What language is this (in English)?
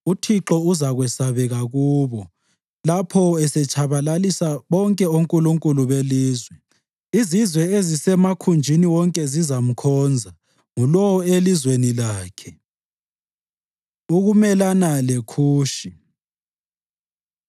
North Ndebele